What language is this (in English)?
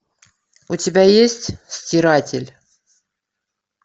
Russian